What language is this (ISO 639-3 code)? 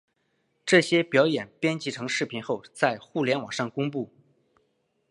zho